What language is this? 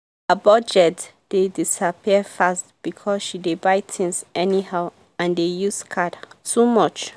Nigerian Pidgin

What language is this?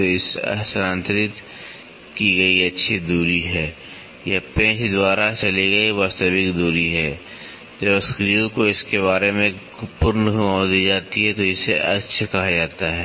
Hindi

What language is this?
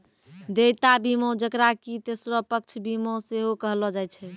Maithili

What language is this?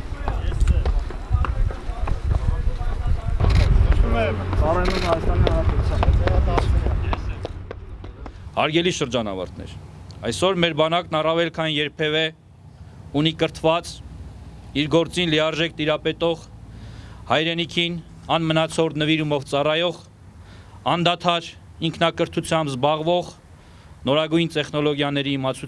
Turkish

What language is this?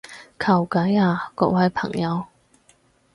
Cantonese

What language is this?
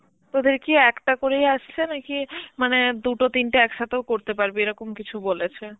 Bangla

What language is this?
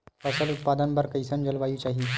Chhattisgarhi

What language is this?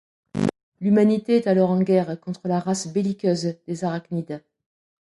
French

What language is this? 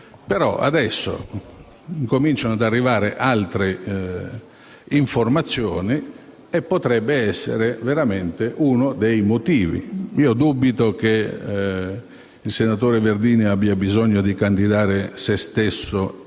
Italian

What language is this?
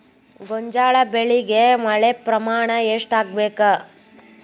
Kannada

